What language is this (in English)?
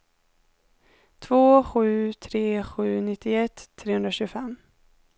Swedish